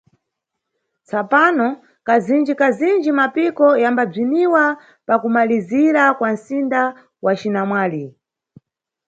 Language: Nyungwe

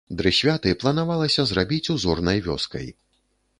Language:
Belarusian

